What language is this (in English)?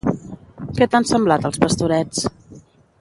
Catalan